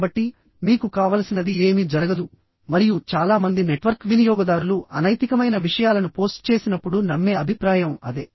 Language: Telugu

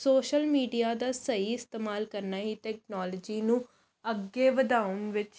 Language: Punjabi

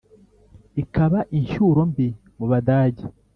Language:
Kinyarwanda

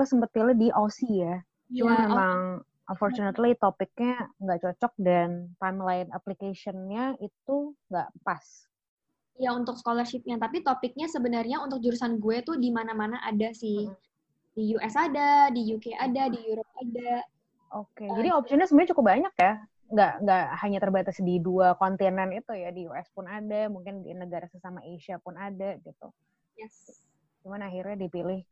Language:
Indonesian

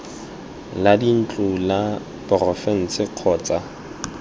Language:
Tswana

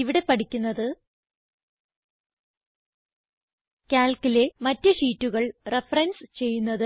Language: Malayalam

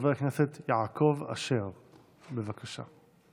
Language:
Hebrew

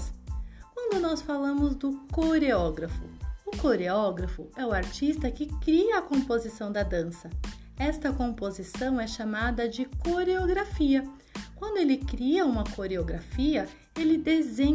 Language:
Portuguese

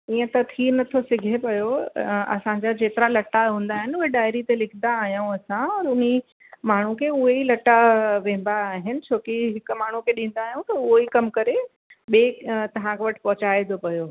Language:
Sindhi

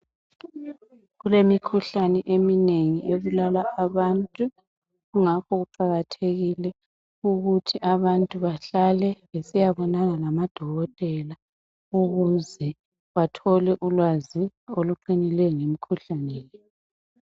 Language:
North Ndebele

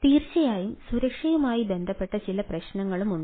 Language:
Malayalam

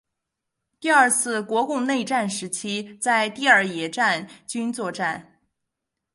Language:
Chinese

